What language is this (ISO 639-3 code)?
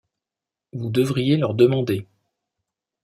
fra